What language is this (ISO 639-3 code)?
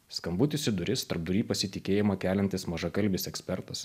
lit